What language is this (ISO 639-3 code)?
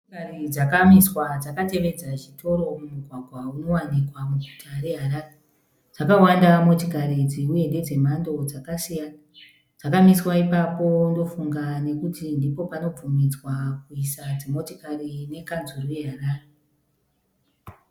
sna